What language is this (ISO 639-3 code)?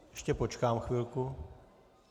ces